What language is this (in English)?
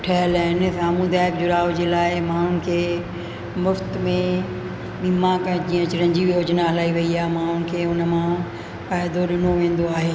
Sindhi